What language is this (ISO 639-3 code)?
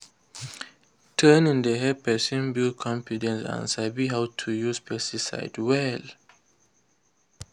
pcm